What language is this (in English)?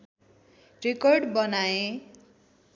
Nepali